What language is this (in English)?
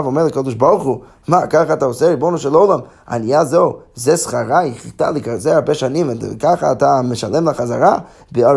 Hebrew